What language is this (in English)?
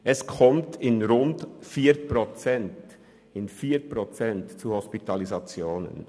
Swiss German